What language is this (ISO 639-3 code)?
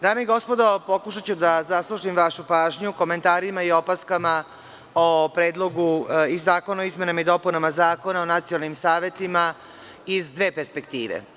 srp